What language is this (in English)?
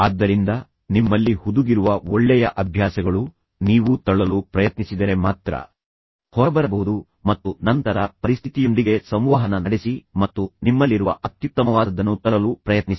Kannada